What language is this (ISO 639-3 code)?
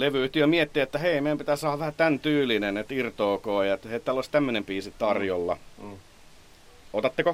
fin